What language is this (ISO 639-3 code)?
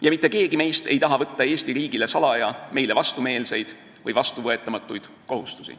est